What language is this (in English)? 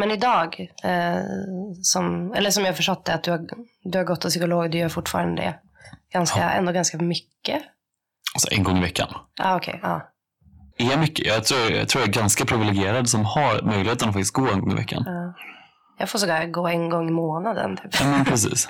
Swedish